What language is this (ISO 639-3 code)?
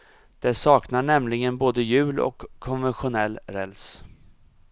swe